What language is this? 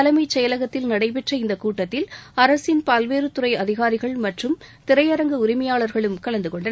Tamil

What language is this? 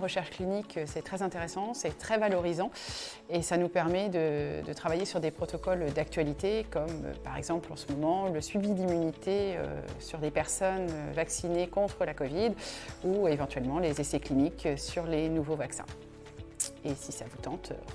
French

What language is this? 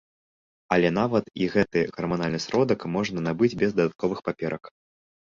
Belarusian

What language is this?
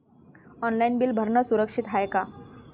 Marathi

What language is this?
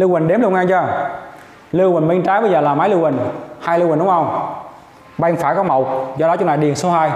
Vietnamese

